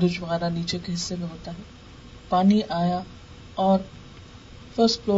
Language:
Urdu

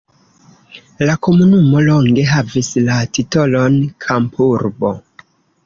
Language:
Esperanto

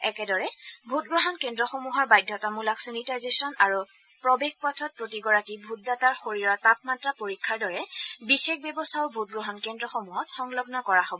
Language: Assamese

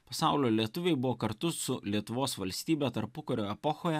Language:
Lithuanian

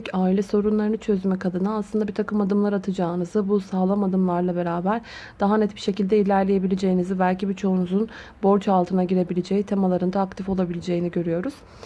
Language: Turkish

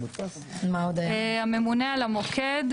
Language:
Hebrew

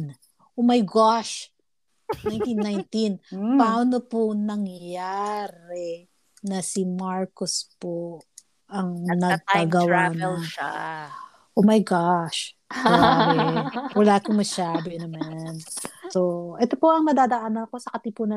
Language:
Filipino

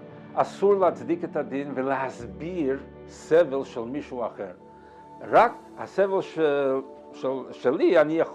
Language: Hebrew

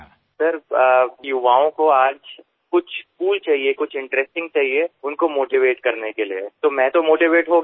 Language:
Bangla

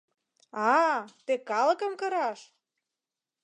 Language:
Mari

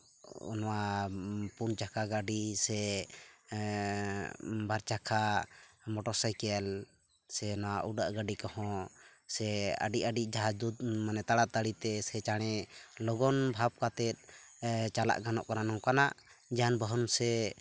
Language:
Santali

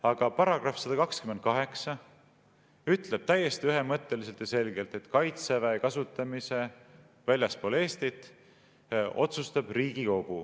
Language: Estonian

